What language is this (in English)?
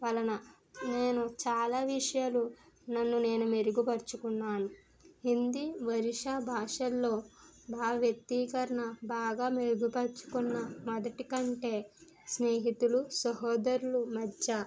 Telugu